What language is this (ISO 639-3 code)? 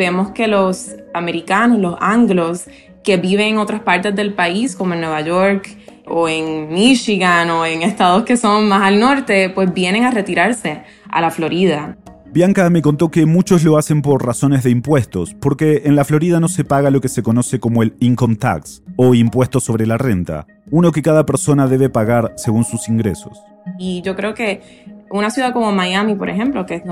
spa